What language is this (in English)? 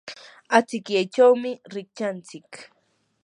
Yanahuanca Pasco Quechua